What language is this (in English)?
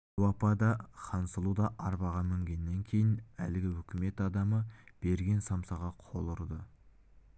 Kazakh